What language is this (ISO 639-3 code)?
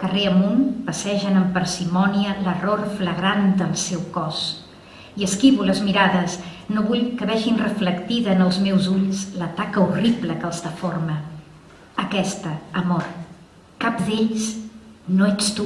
cat